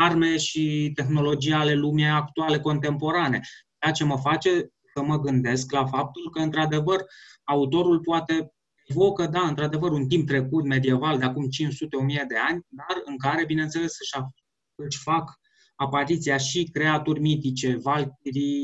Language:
Romanian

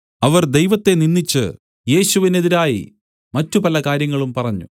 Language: Malayalam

